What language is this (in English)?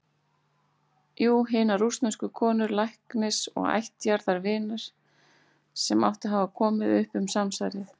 Icelandic